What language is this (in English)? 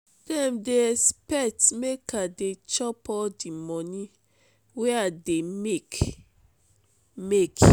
Nigerian Pidgin